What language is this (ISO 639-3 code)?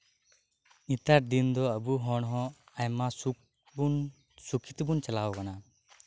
sat